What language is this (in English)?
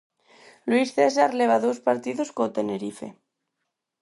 Galician